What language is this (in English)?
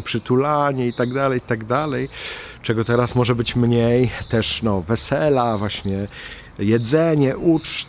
Polish